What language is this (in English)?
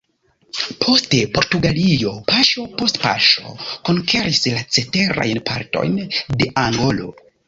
Esperanto